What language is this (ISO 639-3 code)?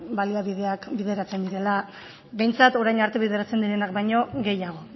eus